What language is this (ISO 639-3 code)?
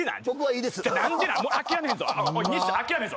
jpn